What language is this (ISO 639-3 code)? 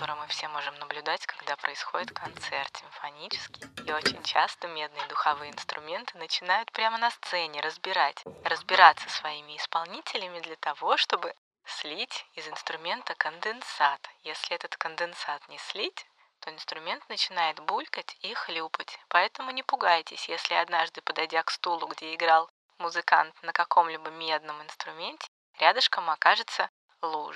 rus